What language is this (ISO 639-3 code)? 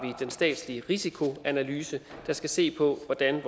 dan